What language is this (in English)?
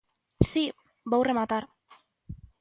Galician